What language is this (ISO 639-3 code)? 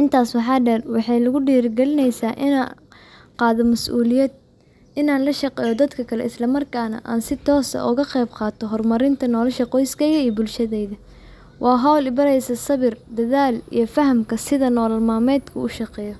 som